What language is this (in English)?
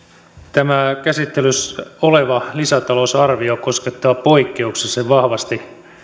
Finnish